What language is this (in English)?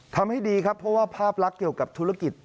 Thai